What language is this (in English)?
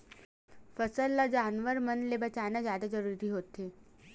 Chhattisgarhi